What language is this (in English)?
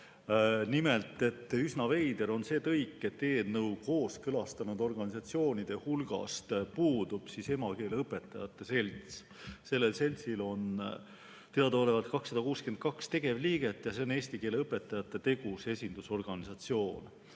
Estonian